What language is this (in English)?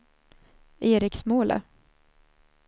Swedish